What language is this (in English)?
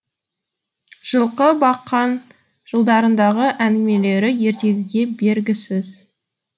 Kazakh